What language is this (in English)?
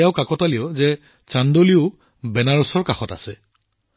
Assamese